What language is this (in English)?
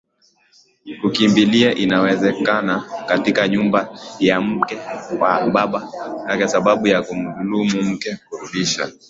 Swahili